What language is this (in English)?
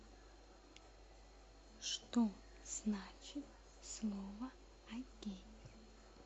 Russian